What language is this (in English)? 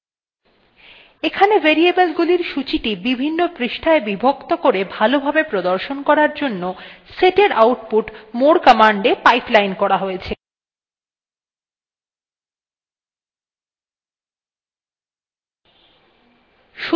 Bangla